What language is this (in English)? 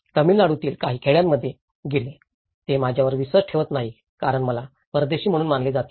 Marathi